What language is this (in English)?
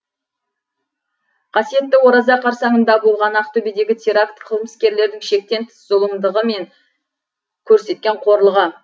Kazakh